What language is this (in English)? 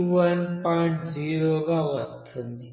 Telugu